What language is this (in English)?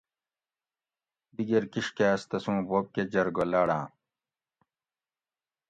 Gawri